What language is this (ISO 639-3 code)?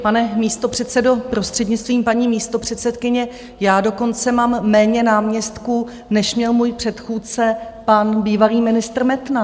ces